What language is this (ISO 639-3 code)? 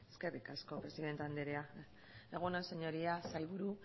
eus